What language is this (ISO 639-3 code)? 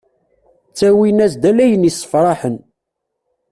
kab